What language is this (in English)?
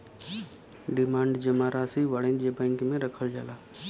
Bhojpuri